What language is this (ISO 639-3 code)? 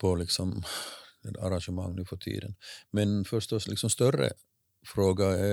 swe